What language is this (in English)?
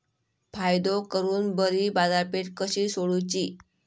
Marathi